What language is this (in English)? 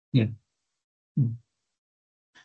Welsh